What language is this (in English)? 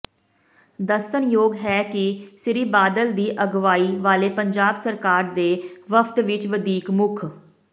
Punjabi